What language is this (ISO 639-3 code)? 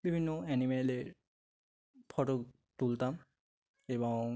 ben